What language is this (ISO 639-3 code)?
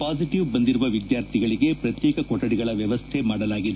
kan